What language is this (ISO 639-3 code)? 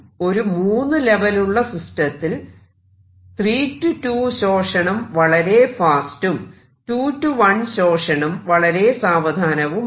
mal